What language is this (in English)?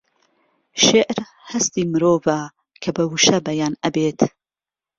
Central Kurdish